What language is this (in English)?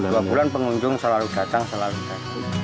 Indonesian